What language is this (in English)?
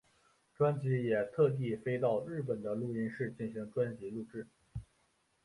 Chinese